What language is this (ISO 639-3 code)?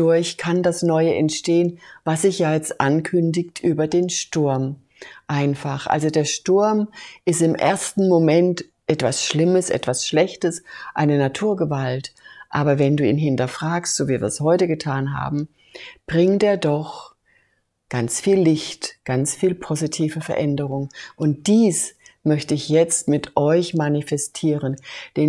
deu